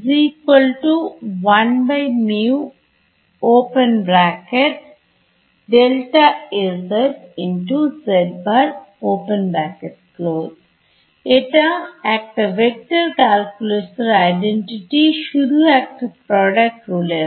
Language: Bangla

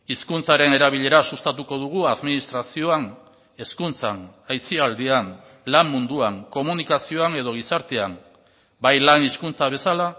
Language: Basque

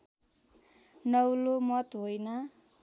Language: Nepali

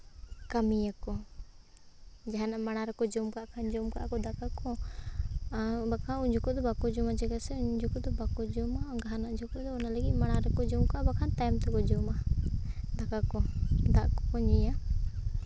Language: Santali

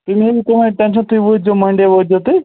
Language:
Kashmiri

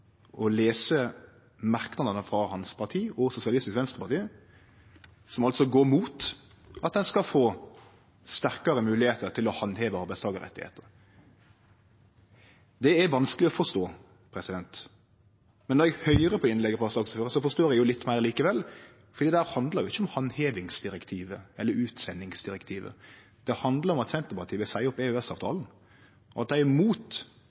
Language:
Norwegian Nynorsk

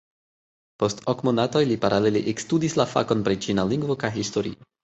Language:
Esperanto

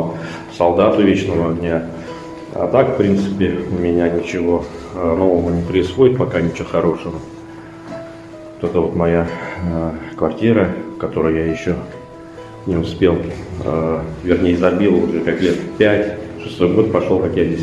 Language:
Russian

